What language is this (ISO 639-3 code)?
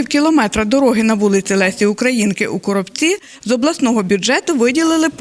ukr